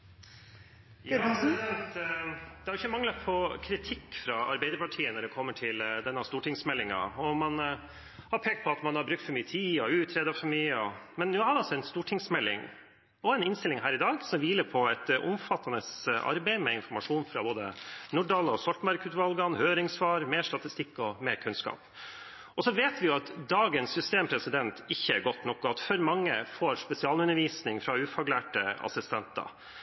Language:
Norwegian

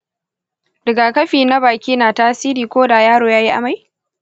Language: Hausa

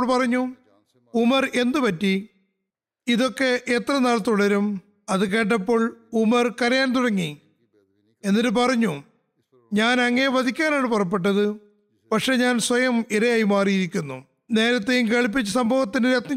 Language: Malayalam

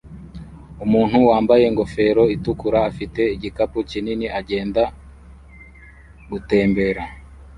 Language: Kinyarwanda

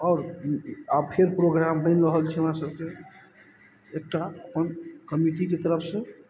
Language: Maithili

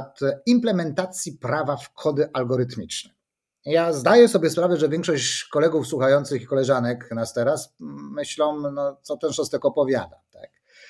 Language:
Polish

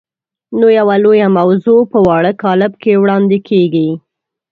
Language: Pashto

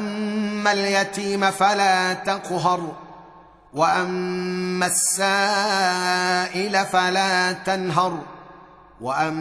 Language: Arabic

